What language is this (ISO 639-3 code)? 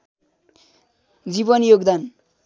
nep